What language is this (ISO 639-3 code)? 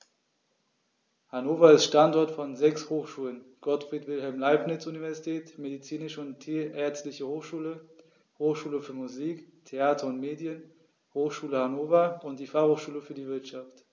deu